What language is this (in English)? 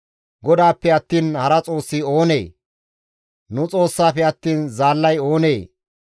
Gamo